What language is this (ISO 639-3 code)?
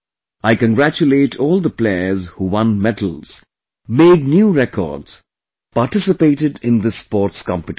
eng